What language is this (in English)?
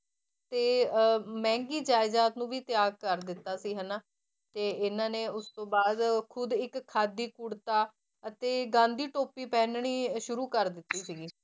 Punjabi